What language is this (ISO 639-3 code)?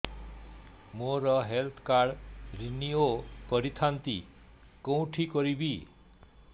ori